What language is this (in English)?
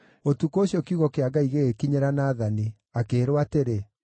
Kikuyu